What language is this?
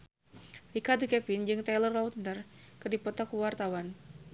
Sundanese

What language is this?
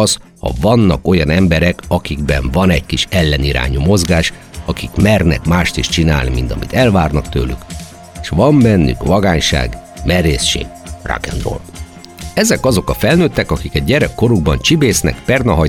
Hungarian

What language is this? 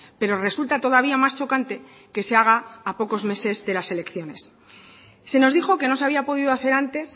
Spanish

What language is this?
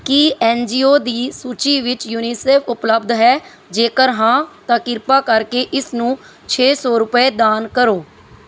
Punjabi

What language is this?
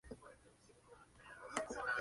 Spanish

